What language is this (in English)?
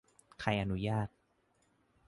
Thai